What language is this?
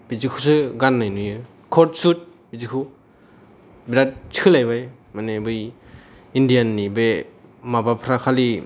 Bodo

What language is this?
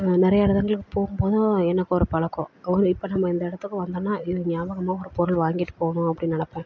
Tamil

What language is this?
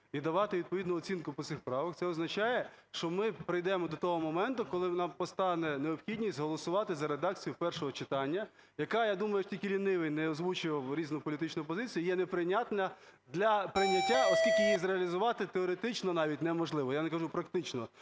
Ukrainian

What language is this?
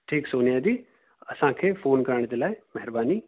Sindhi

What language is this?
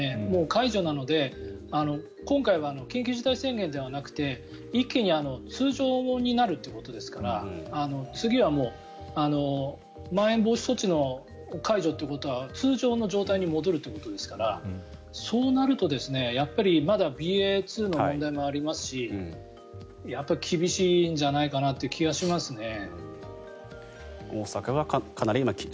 Japanese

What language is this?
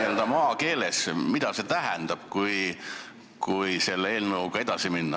Estonian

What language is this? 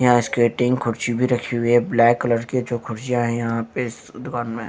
Hindi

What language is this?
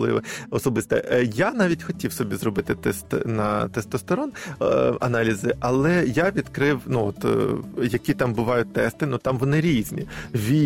Ukrainian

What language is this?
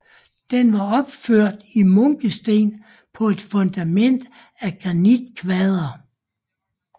Danish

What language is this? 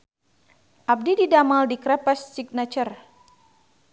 Sundanese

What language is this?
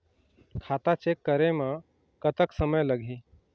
Chhattisgarhi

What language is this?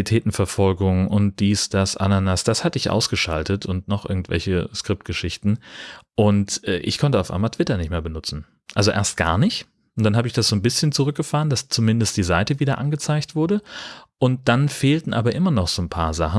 German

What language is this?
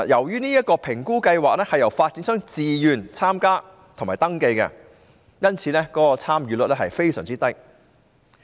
Cantonese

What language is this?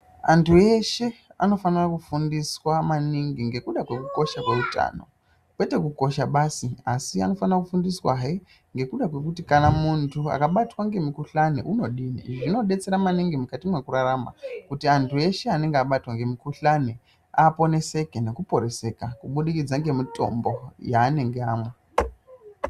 Ndau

